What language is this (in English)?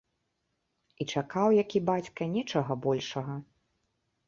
Belarusian